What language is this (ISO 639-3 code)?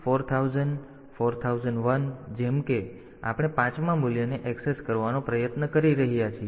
guj